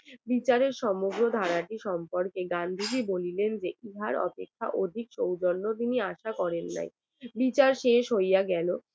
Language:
Bangla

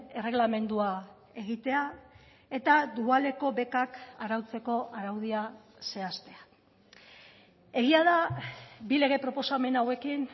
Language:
Basque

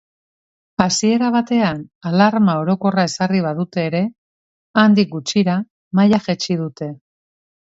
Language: Basque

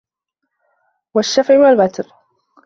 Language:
Arabic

